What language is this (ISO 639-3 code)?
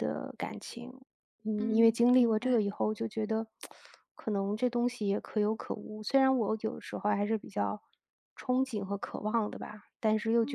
zho